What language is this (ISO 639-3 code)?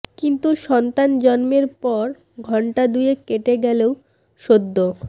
ben